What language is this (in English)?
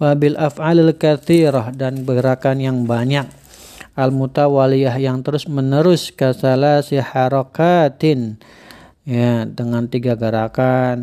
Indonesian